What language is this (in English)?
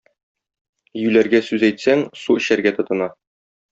Tatar